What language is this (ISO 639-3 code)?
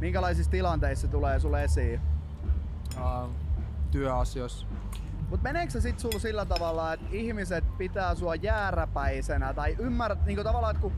fin